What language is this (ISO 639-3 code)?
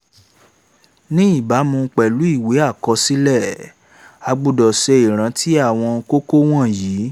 yor